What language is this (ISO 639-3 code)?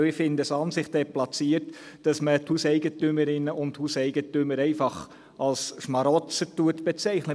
gsw